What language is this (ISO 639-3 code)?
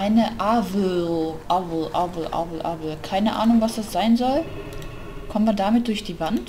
deu